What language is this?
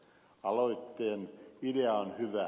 Finnish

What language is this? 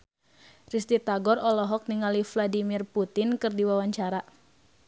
Sundanese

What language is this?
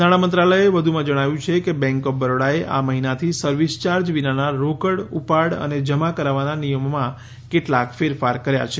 Gujarati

